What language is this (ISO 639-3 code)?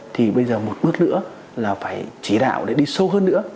vie